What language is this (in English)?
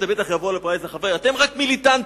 Hebrew